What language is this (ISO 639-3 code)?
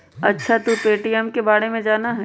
mag